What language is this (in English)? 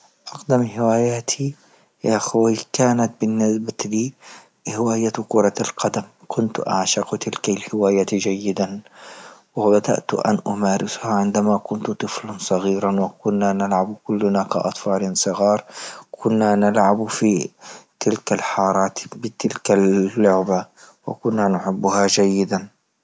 Libyan Arabic